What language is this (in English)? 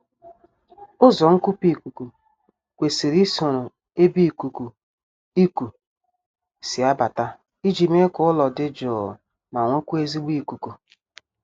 Igbo